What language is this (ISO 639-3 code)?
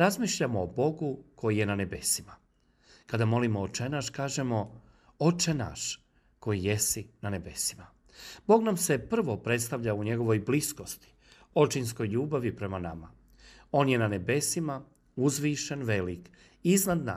hrv